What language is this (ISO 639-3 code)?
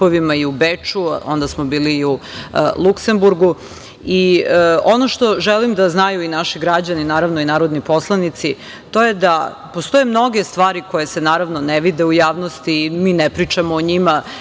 srp